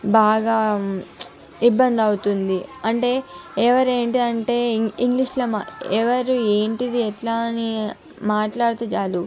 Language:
Telugu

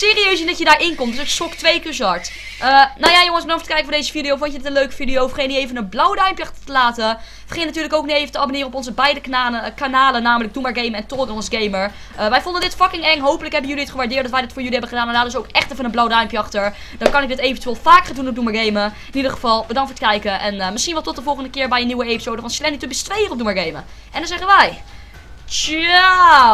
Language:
Dutch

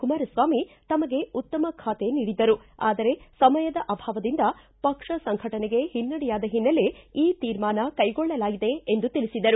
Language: Kannada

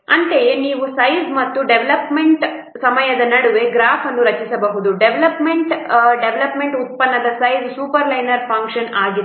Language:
Kannada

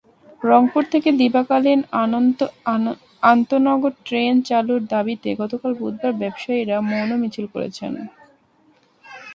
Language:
Bangla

